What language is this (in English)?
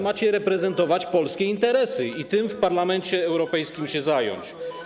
Polish